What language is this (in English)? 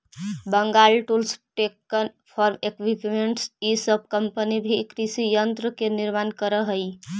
Magahi